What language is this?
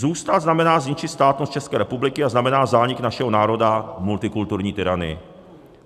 Czech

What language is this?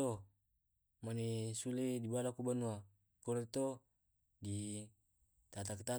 Tae'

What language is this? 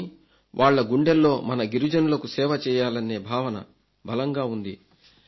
Telugu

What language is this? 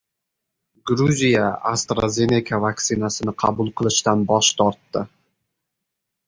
Uzbek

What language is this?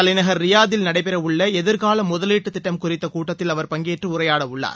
Tamil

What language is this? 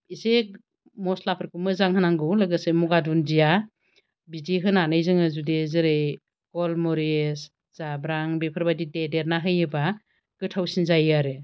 Bodo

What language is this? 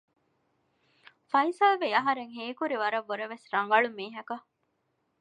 Divehi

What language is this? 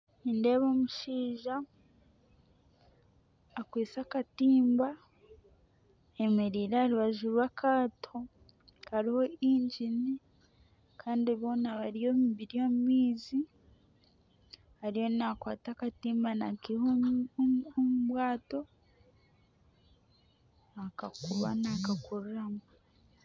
Nyankole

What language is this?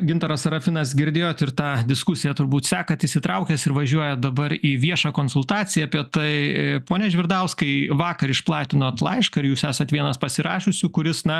Lithuanian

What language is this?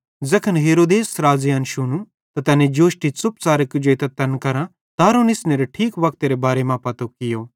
Bhadrawahi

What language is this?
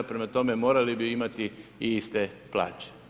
Croatian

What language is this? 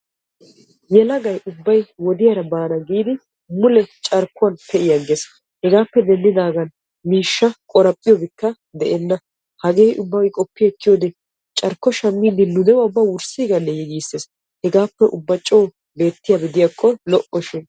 Wolaytta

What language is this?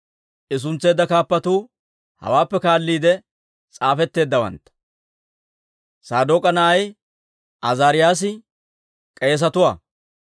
Dawro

